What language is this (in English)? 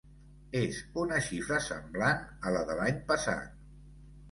Catalan